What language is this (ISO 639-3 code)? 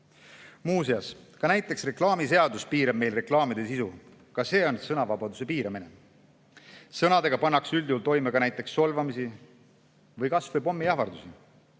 est